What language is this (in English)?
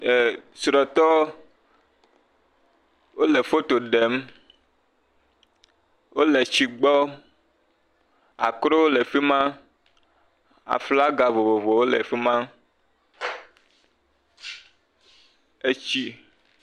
Ewe